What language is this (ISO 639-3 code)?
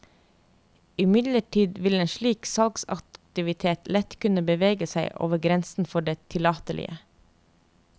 nor